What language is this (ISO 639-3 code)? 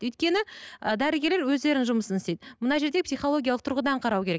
kaz